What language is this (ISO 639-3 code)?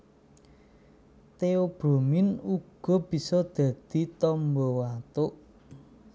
jav